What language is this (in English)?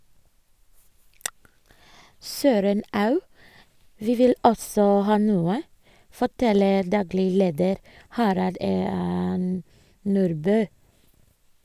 Norwegian